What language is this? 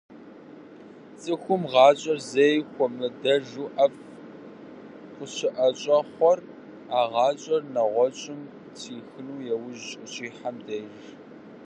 Kabardian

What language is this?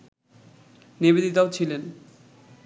Bangla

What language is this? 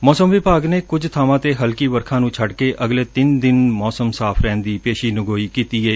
Punjabi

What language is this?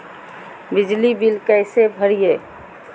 Magahi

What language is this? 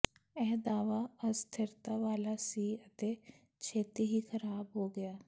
Punjabi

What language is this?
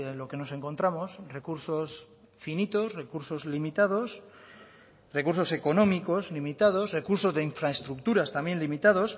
Spanish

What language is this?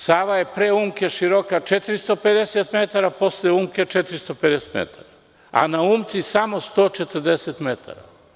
Serbian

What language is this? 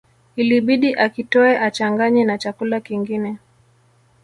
Swahili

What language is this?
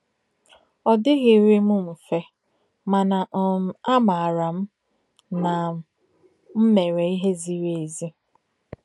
Igbo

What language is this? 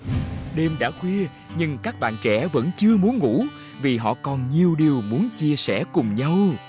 Vietnamese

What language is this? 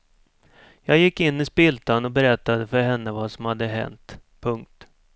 Swedish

